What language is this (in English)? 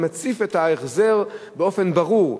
Hebrew